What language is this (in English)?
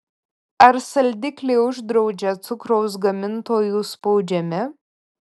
Lithuanian